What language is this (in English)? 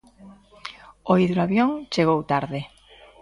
Galician